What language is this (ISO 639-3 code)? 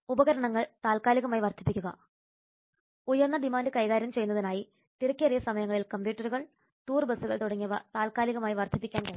mal